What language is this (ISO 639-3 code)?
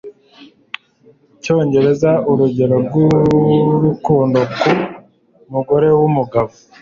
kin